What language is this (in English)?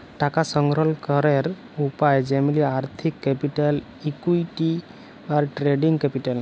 Bangla